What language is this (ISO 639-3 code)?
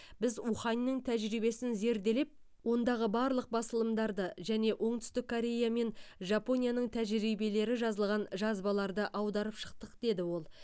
kaz